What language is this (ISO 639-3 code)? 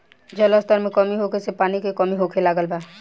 bho